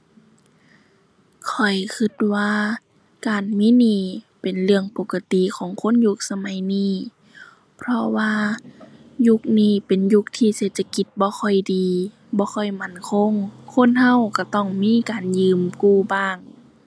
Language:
Thai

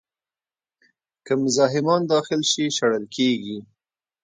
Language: Pashto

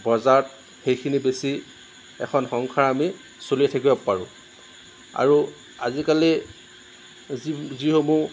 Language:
Assamese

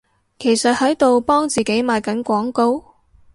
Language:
Cantonese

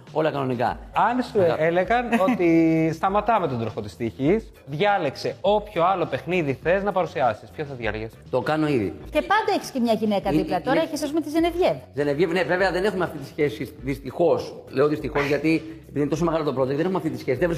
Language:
Greek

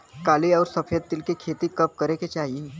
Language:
Bhojpuri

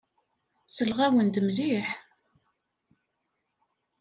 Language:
Kabyle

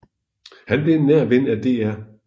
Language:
Danish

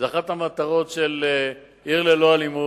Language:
Hebrew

